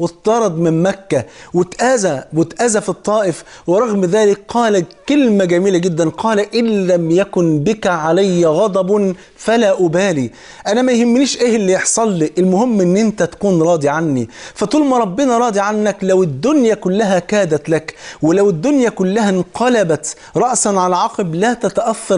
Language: Arabic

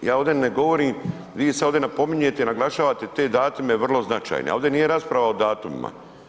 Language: Croatian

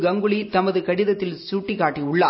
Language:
Tamil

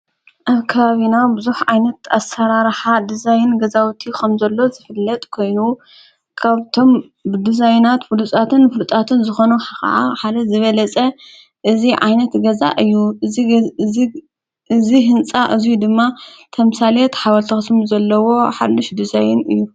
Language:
Tigrinya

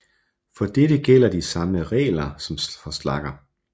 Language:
Danish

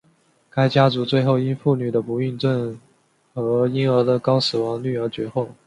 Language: Chinese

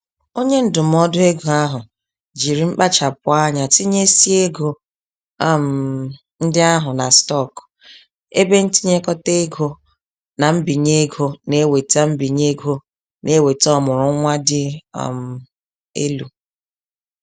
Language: Igbo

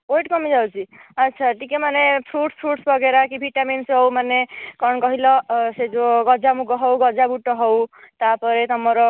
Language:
Odia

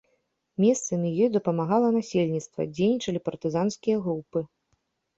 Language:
Belarusian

